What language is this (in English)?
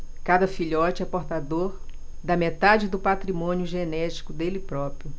Portuguese